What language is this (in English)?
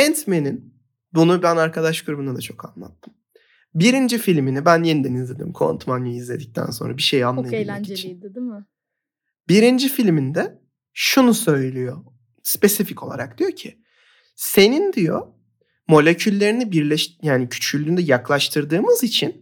Turkish